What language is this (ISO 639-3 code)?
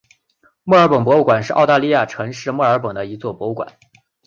zho